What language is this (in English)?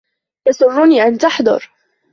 Arabic